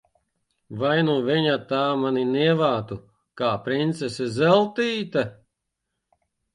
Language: Latvian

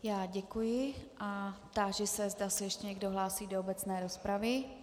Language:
Czech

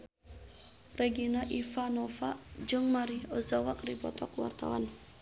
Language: Sundanese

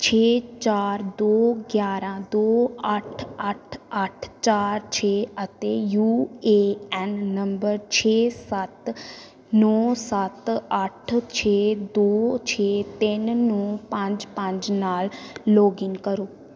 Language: Punjabi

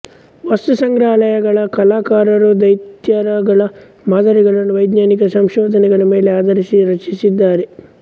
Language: Kannada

